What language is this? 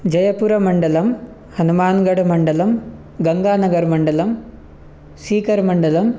Sanskrit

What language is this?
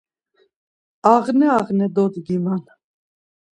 Laz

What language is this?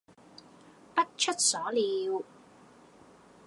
Cantonese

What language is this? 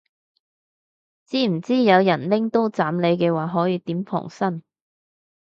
Cantonese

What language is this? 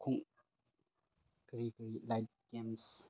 Manipuri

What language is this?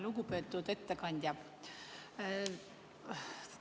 Estonian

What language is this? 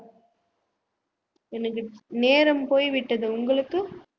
Tamil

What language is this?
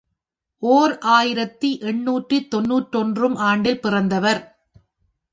Tamil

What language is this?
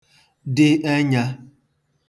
Igbo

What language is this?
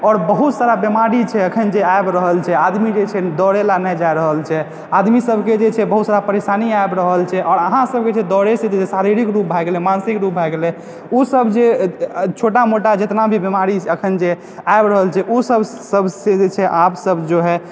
Maithili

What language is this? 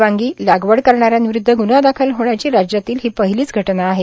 Marathi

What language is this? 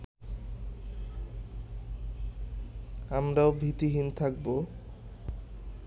Bangla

